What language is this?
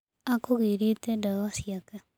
Kikuyu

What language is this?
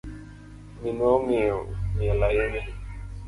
Luo (Kenya and Tanzania)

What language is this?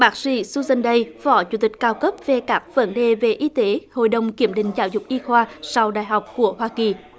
Vietnamese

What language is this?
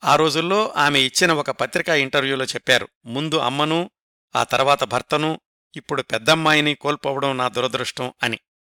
Telugu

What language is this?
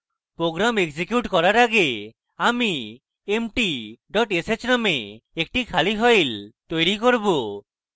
Bangla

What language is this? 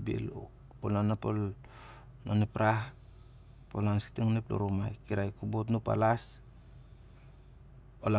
Siar-Lak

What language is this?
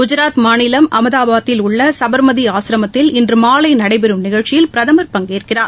Tamil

